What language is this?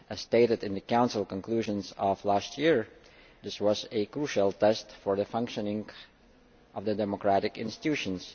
English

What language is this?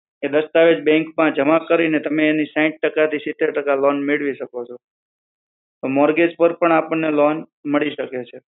Gujarati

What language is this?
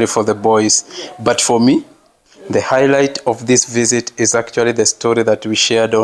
English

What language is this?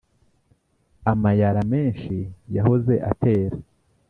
Kinyarwanda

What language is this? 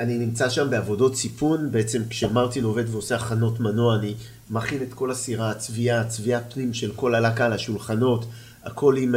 Hebrew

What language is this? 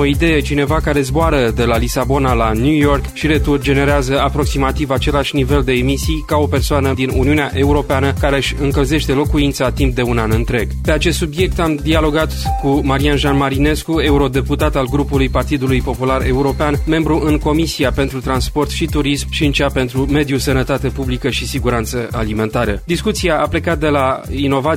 Romanian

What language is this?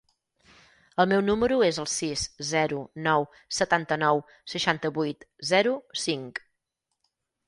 Catalan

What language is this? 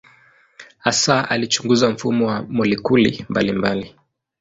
Swahili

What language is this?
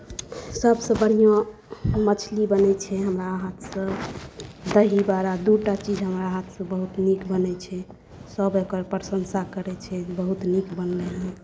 Maithili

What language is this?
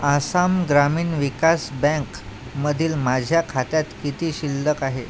Marathi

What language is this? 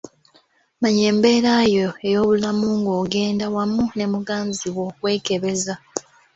Ganda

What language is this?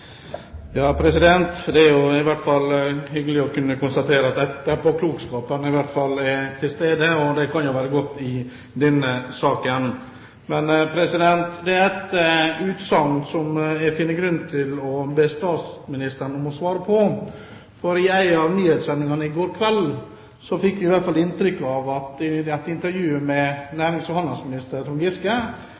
Norwegian Bokmål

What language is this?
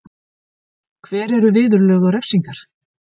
Icelandic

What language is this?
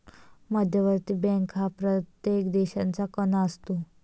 Marathi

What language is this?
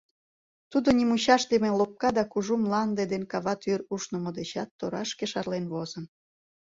Mari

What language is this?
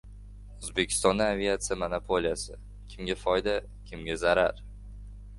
Uzbek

